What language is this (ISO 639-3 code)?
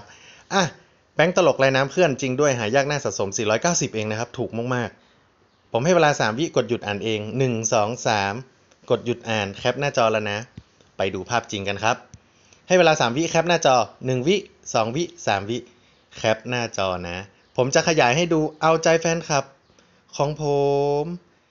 tha